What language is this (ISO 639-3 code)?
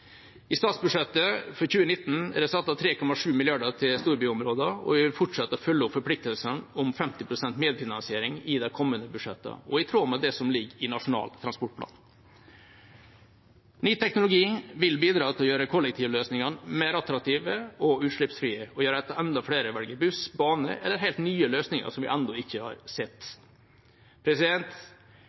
nob